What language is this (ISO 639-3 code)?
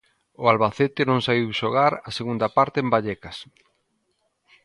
glg